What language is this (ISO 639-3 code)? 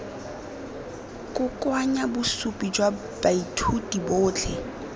tsn